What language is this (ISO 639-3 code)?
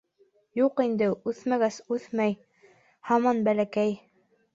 bak